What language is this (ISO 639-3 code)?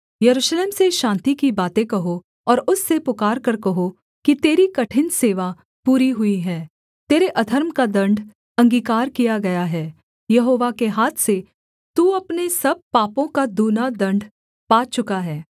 hin